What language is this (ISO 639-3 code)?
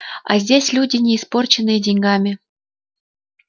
rus